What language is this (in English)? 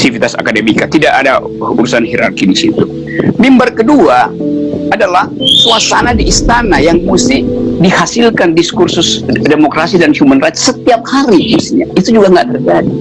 Indonesian